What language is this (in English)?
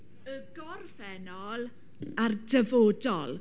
Welsh